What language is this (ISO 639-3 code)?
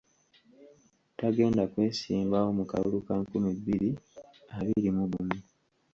lug